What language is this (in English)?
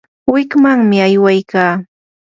Yanahuanca Pasco Quechua